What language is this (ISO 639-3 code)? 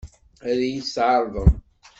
kab